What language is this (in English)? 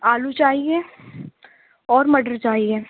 Urdu